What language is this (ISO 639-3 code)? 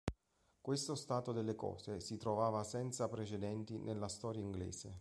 ita